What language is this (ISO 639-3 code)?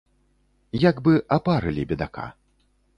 bel